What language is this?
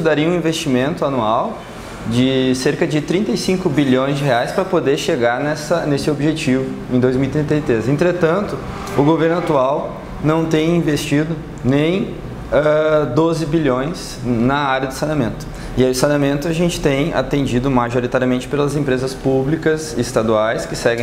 Portuguese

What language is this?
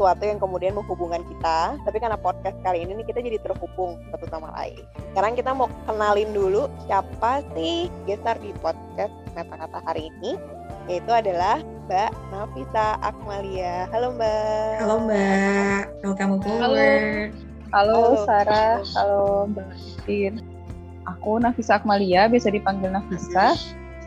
Indonesian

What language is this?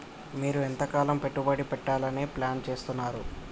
Telugu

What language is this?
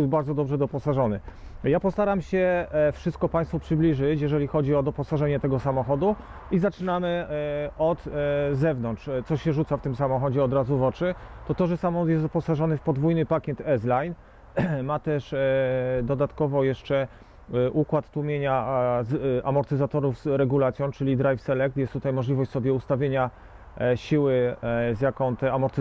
Polish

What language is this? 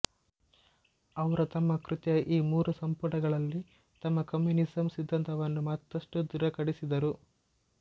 Kannada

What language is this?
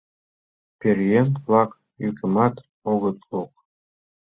Mari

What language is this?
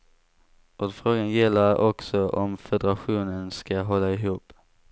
Swedish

